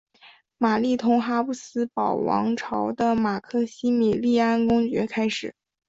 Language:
Chinese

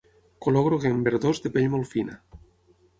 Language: Catalan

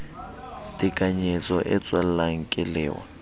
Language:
Southern Sotho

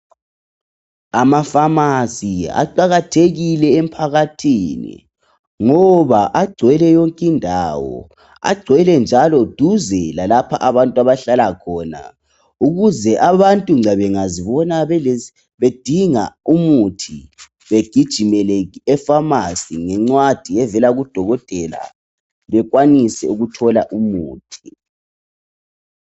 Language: North Ndebele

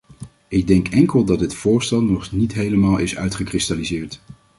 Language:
Dutch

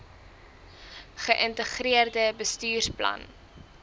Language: Afrikaans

